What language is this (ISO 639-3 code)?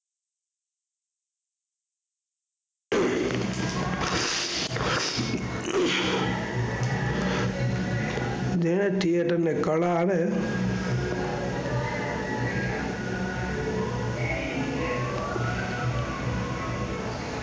guj